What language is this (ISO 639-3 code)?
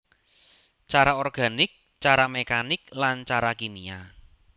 jav